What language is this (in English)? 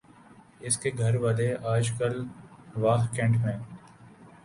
Urdu